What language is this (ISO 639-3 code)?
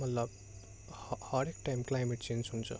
nep